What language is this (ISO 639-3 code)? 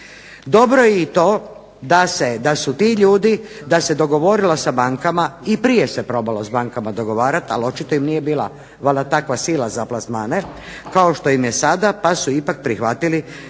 hrv